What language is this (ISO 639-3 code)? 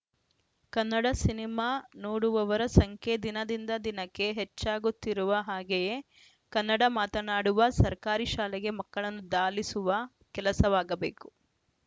kan